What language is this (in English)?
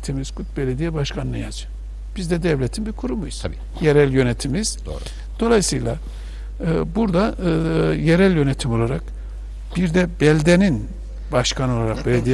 Turkish